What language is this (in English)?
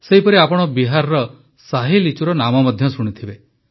Odia